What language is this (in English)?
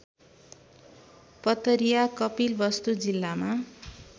Nepali